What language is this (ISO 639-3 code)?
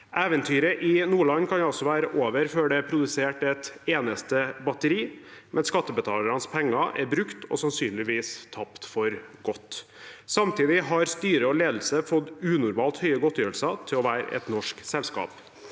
nor